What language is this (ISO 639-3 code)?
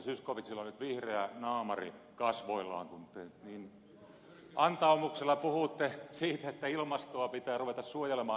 fin